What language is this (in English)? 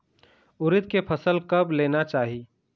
Chhattisgarhi